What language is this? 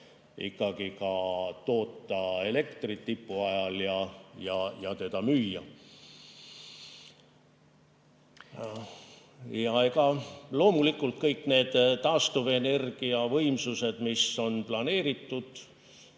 Estonian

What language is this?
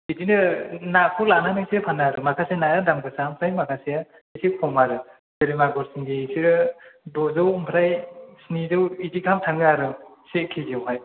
Bodo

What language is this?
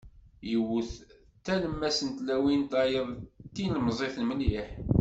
Kabyle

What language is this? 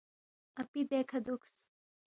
Balti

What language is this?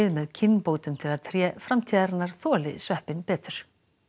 Icelandic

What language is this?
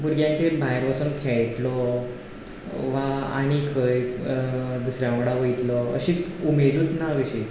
Konkani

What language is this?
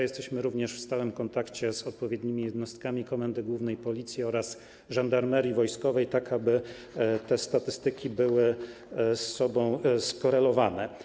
Polish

